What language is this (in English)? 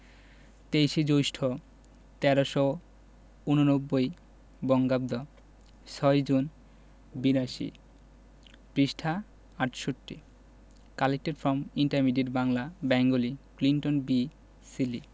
Bangla